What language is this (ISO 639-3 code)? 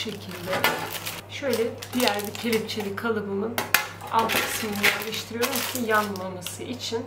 tur